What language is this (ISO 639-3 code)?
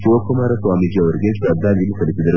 kan